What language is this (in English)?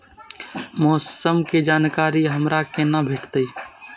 Maithili